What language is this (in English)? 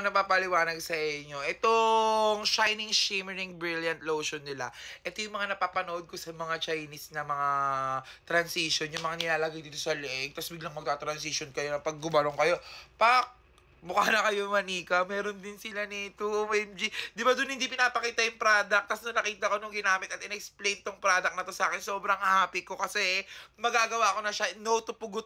Filipino